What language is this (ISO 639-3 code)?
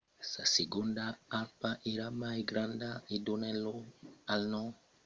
oci